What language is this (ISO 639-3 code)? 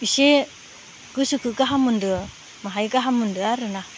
brx